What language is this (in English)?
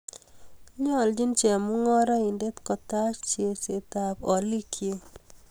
Kalenjin